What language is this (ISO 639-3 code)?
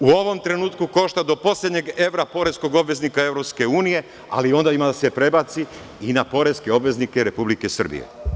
srp